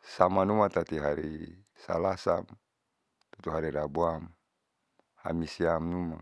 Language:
Saleman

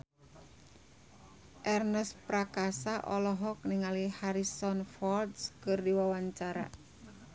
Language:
Sundanese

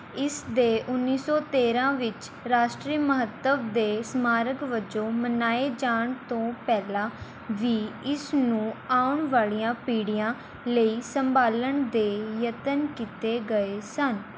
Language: Punjabi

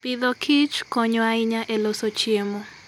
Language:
Luo (Kenya and Tanzania)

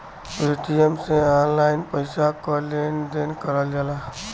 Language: Bhojpuri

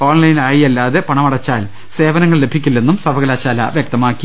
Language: Malayalam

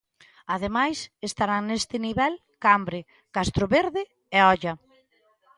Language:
Galician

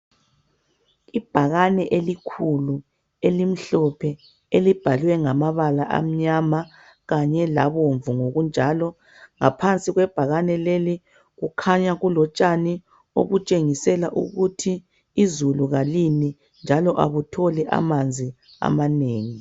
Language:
North Ndebele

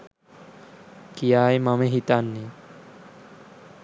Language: Sinhala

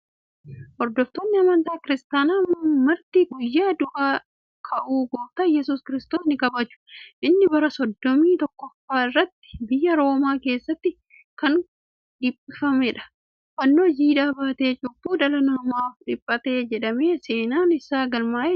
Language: Oromo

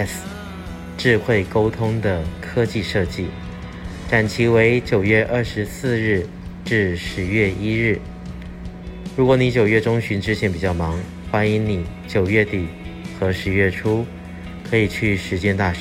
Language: Chinese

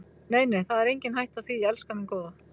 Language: Icelandic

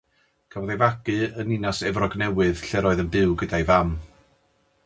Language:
Welsh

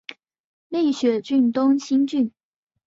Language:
Chinese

